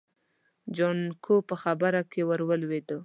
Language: Pashto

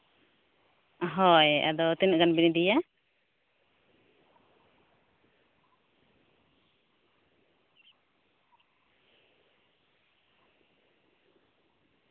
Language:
Santali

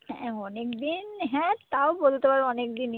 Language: Bangla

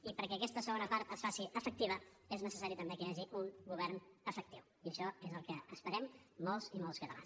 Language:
Catalan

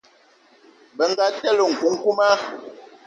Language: Eton (Cameroon)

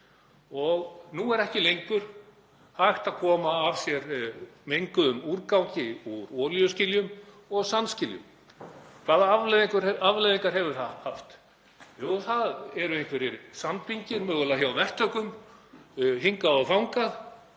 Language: Icelandic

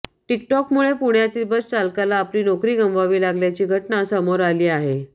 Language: Marathi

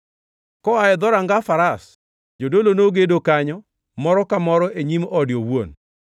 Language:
Luo (Kenya and Tanzania)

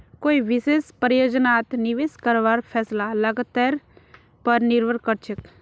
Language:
Magahi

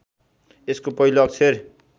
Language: Nepali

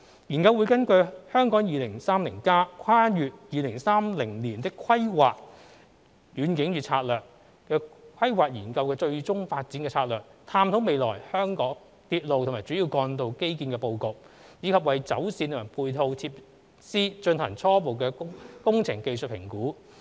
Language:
Cantonese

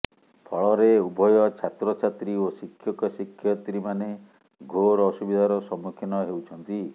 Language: Odia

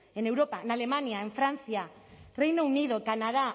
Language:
Spanish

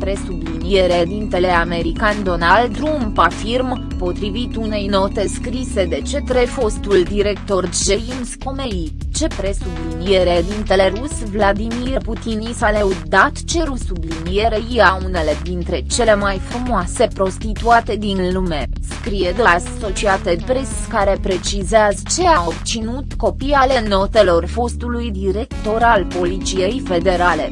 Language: Romanian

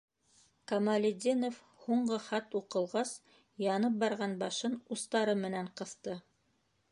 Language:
Bashkir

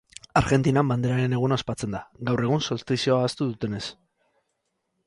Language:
Basque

